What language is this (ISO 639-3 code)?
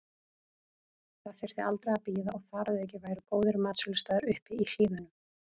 isl